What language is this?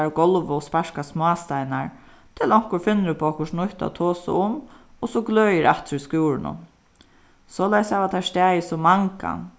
Faroese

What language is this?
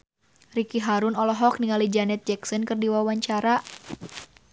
Sundanese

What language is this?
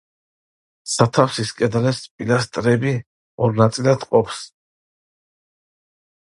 Georgian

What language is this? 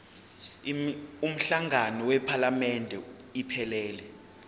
Zulu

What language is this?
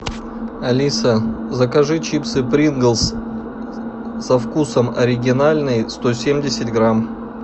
Russian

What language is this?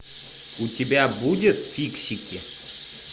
Russian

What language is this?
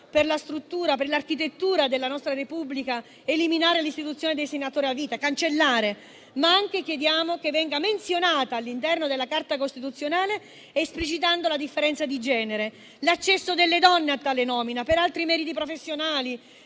Italian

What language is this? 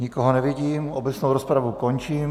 Czech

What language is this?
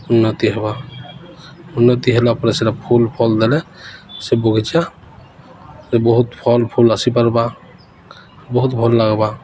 Odia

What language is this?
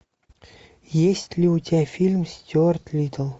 Russian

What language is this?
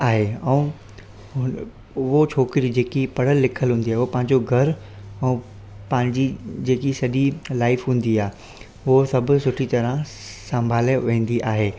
Sindhi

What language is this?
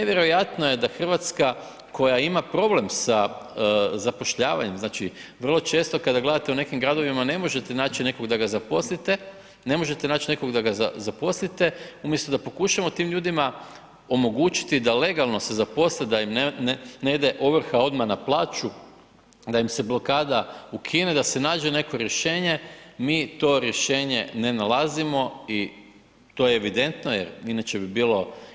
Croatian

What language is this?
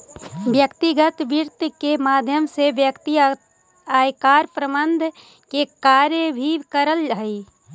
Magahi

